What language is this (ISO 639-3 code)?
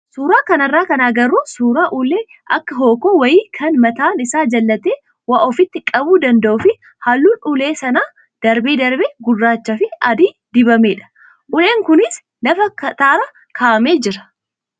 orm